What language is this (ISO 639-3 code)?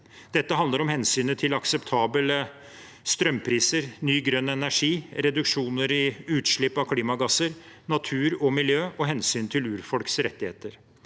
nor